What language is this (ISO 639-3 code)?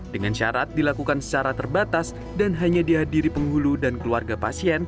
ind